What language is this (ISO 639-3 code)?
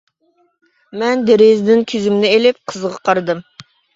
uig